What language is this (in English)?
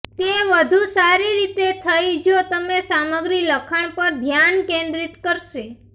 Gujarati